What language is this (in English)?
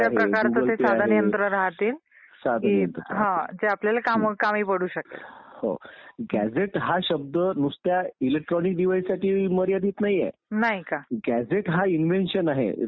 Marathi